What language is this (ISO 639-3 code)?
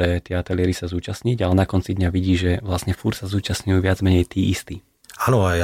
slk